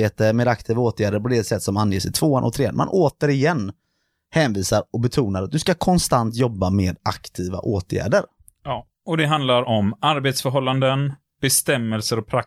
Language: Swedish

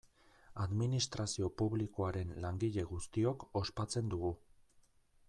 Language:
Basque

